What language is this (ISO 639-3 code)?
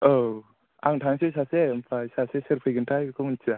brx